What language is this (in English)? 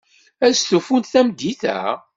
Kabyle